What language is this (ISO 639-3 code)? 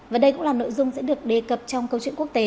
vie